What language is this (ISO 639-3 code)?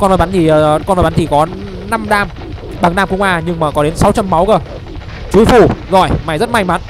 vie